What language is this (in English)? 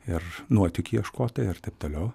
Lithuanian